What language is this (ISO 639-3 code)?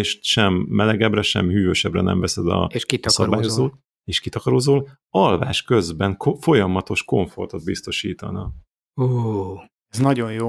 hun